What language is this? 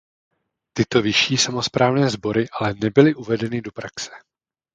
Czech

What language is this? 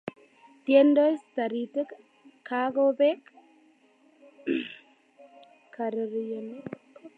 Kalenjin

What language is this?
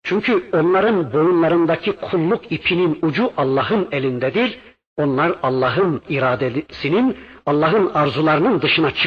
Turkish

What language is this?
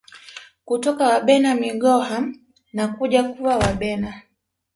Swahili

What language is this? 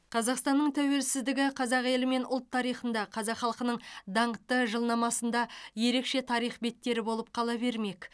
Kazakh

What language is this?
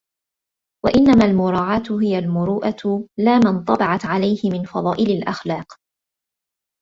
Arabic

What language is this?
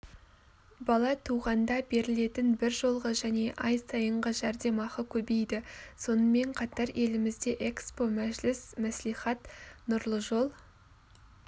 Kazakh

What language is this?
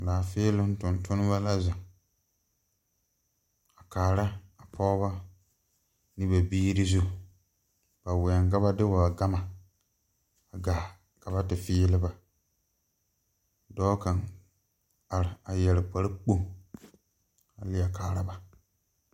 Southern Dagaare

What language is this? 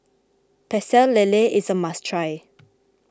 English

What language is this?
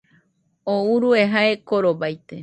Nüpode Huitoto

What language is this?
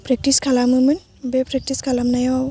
Bodo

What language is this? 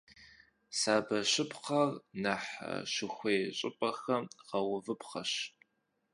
Kabardian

